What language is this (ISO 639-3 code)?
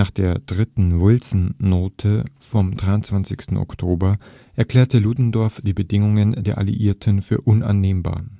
deu